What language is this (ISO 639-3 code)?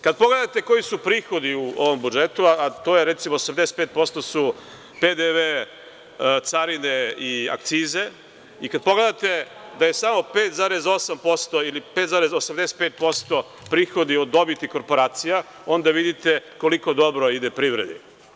srp